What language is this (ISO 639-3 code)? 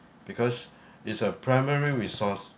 eng